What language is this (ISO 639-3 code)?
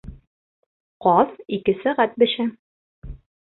bak